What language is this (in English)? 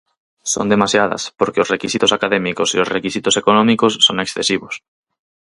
Galician